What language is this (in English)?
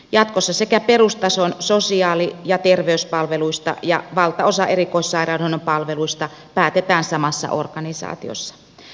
Finnish